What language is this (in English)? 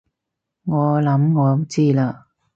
Cantonese